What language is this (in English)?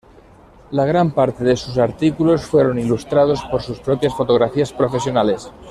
Spanish